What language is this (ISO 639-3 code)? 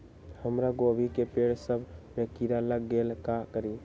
mag